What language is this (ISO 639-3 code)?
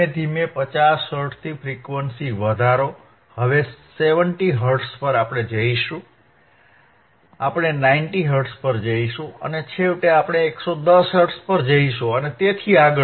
guj